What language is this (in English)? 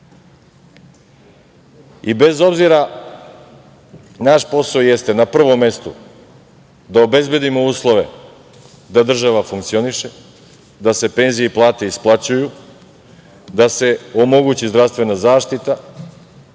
Serbian